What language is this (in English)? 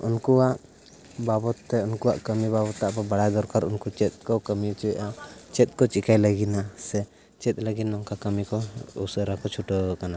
Santali